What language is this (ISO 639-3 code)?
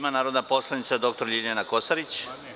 srp